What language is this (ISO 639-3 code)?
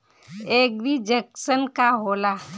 bho